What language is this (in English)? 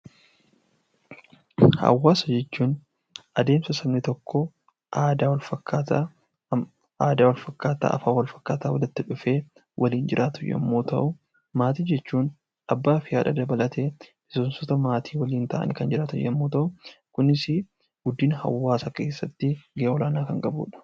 Oromo